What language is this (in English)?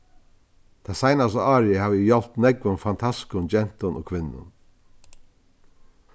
Faroese